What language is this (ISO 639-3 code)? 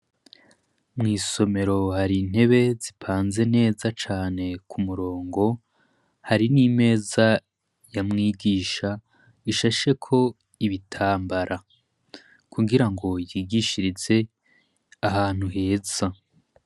run